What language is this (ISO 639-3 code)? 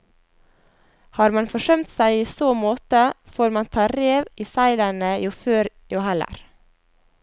nor